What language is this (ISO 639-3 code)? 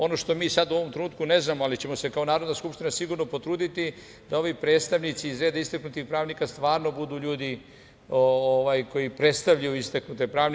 srp